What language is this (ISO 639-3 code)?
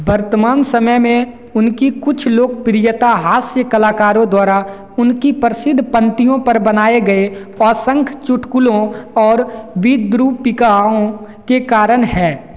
hin